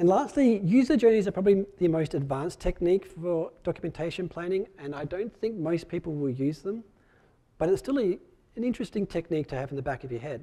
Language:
English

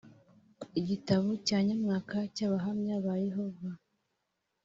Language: Kinyarwanda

